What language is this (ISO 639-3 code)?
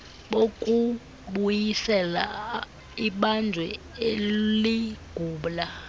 xho